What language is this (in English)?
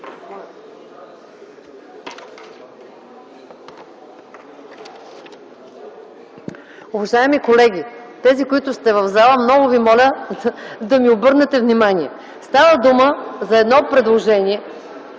Bulgarian